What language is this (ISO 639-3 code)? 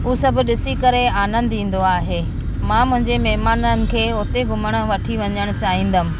snd